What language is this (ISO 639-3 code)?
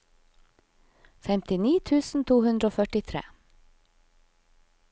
nor